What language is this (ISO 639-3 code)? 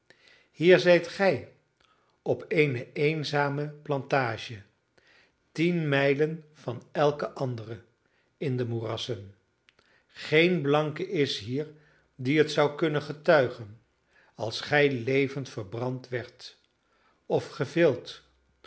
nld